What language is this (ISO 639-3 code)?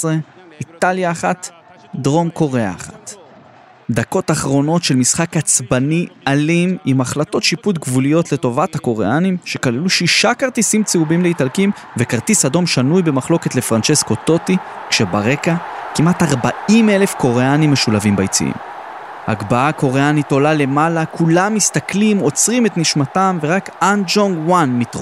heb